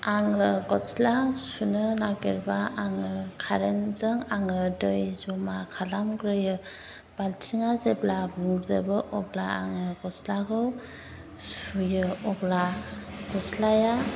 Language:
Bodo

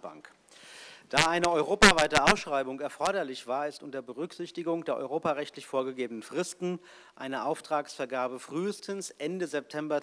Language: German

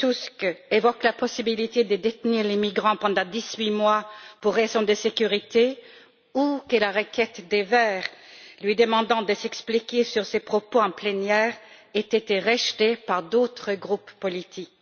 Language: French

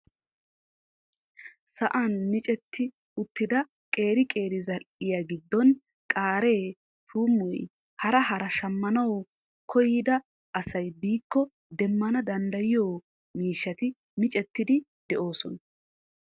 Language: Wolaytta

